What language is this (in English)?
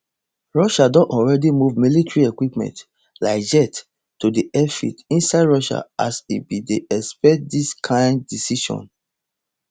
Nigerian Pidgin